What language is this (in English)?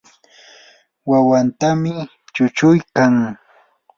Yanahuanca Pasco Quechua